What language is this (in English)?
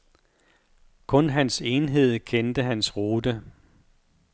Danish